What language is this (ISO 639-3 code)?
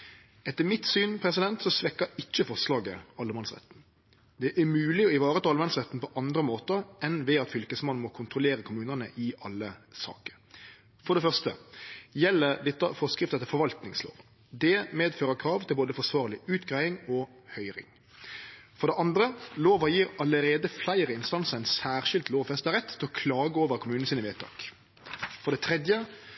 nno